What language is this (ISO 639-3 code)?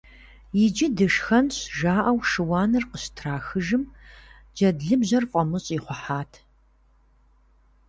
kbd